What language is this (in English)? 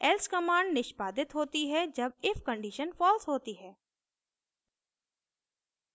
Hindi